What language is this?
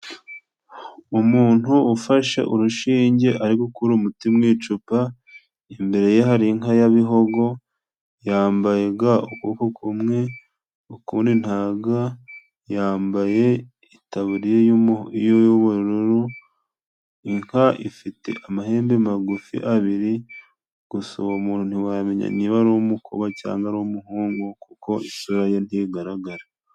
Kinyarwanda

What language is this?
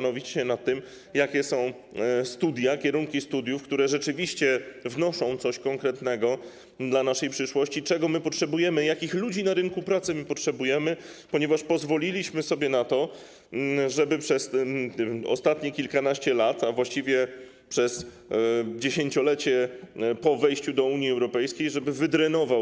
Polish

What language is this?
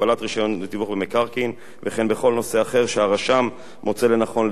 Hebrew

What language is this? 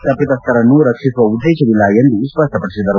Kannada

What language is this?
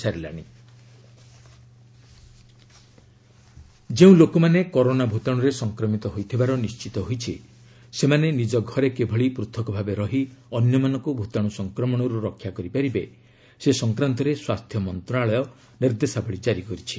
Odia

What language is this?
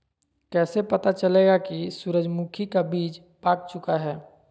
Magahi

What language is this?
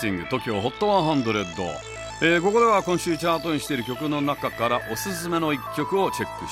Japanese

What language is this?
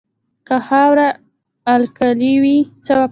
Pashto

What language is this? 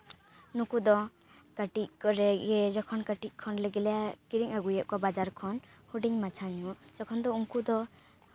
Santali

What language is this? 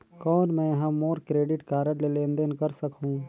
Chhattisgarhi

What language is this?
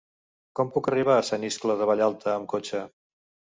Catalan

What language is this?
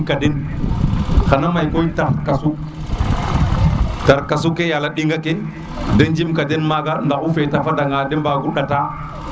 Serer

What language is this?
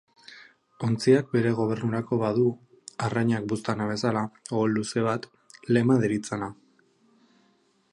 Basque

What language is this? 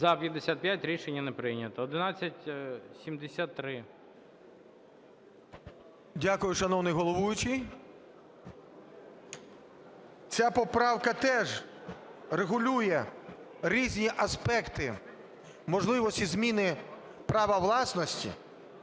Ukrainian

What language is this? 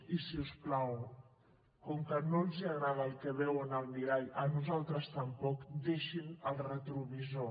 Catalan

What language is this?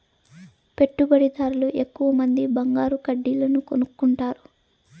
Telugu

